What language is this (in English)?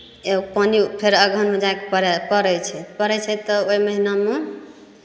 Maithili